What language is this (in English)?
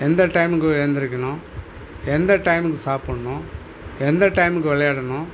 Tamil